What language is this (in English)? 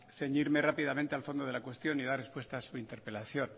Spanish